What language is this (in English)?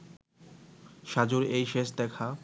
Bangla